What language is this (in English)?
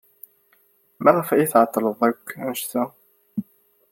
Kabyle